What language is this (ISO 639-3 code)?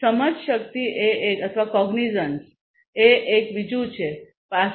guj